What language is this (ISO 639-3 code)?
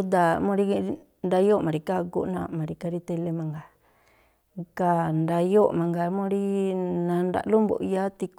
tpl